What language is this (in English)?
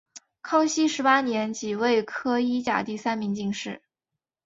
Chinese